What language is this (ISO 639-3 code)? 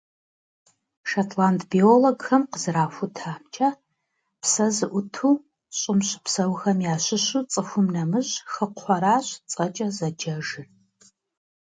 kbd